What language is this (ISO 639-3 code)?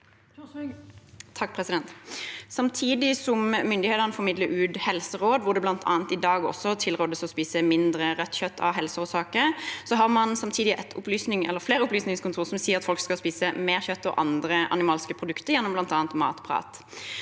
nor